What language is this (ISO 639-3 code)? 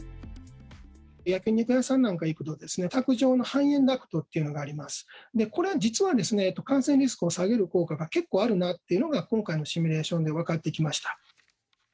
jpn